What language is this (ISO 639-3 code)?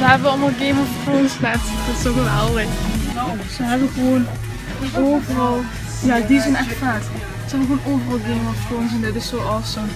nld